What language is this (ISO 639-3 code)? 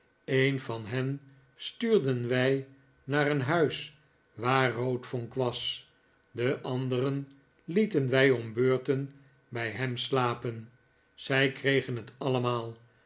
nld